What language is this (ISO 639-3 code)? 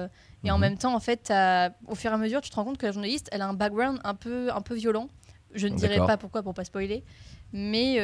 fra